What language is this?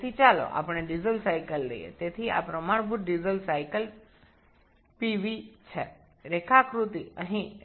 Bangla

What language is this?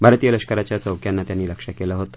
Marathi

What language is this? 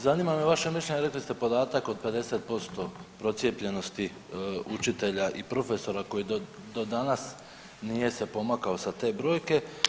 Croatian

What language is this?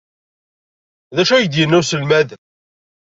Kabyle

